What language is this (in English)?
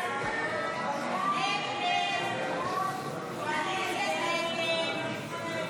Hebrew